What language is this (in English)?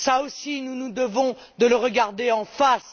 French